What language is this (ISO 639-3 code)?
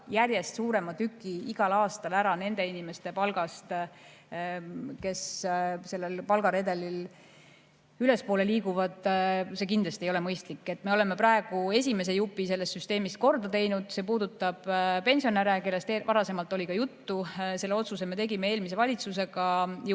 est